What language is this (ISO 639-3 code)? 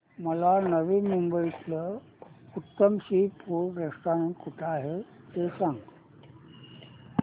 mar